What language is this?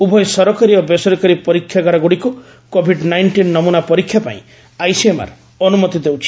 Odia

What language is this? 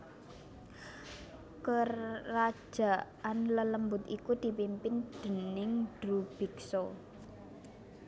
Javanese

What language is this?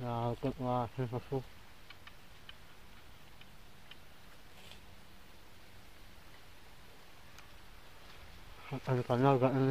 Arabic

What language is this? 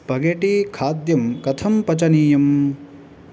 Sanskrit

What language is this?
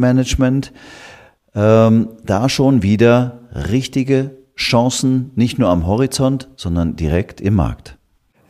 German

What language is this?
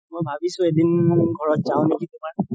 Assamese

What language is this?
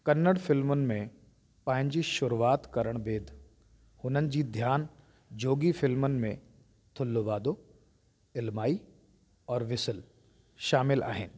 Sindhi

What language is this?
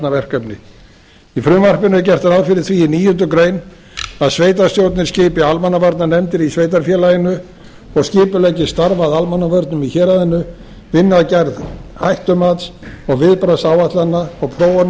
Icelandic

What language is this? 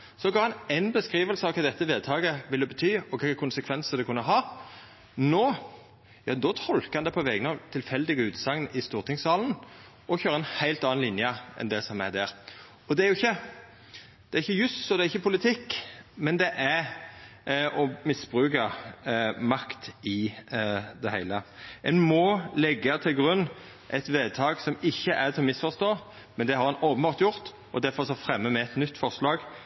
Norwegian Nynorsk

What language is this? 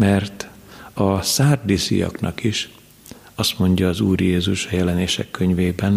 Hungarian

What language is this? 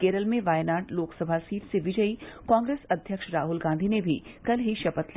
Hindi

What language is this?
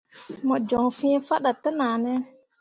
Mundang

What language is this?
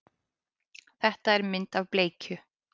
Icelandic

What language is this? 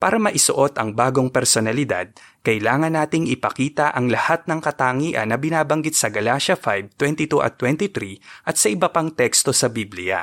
Filipino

